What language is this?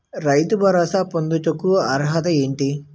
Telugu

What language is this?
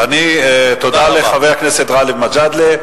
Hebrew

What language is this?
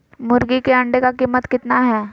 Magahi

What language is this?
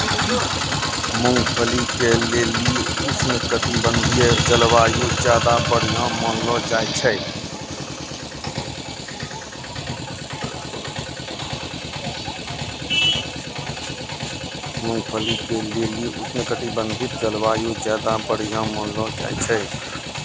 Maithili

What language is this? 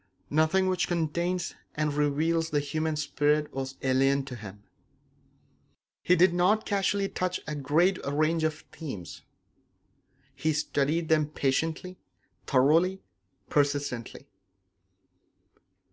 English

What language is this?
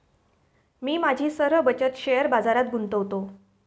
Marathi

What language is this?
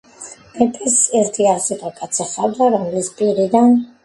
Georgian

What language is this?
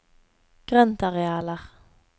Norwegian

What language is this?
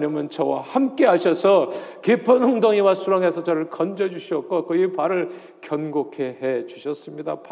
Korean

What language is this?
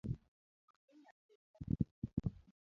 Luo (Kenya and Tanzania)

